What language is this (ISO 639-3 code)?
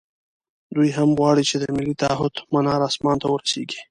pus